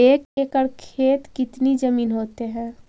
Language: Magahi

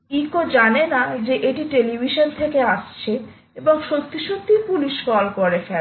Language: Bangla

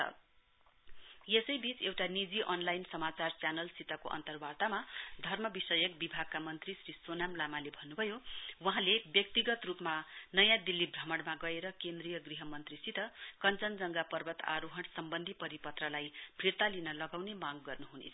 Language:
Nepali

